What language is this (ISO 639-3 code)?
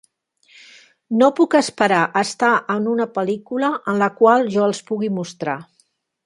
cat